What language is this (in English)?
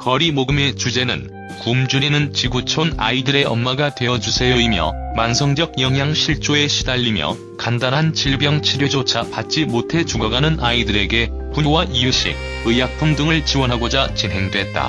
Korean